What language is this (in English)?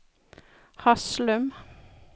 Norwegian